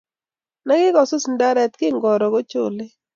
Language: Kalenjin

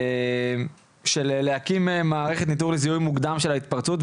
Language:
Hebrew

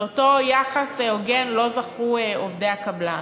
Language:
Hebrew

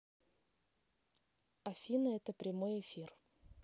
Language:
Russian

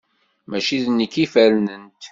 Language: Kabyle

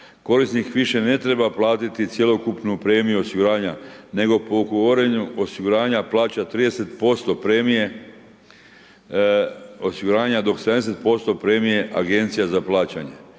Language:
Croatian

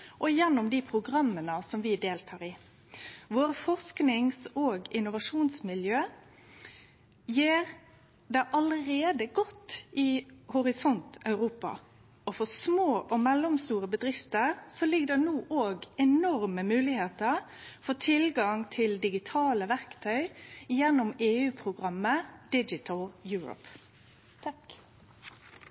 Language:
Norwegian Nynorsk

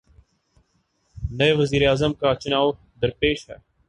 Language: Urdu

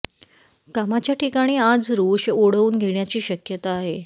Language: Marathi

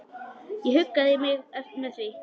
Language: Icelandic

